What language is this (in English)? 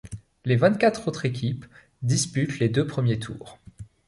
French